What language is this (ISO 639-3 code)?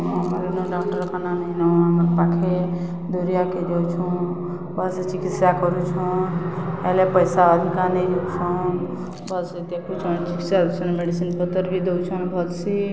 ori